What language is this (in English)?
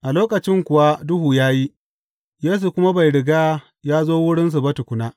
Hausa